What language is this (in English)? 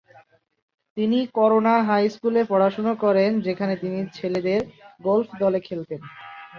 Bangla